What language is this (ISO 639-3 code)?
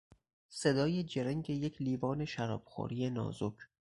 fas